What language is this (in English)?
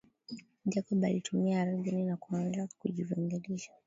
Swahili